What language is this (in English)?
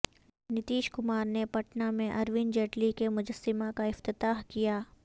Urdu